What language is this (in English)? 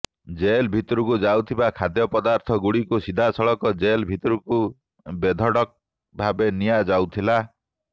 Odia